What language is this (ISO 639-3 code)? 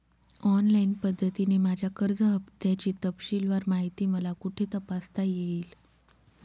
mar